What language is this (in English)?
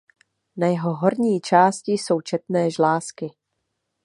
Czech